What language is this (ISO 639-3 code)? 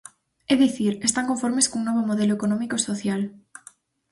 glg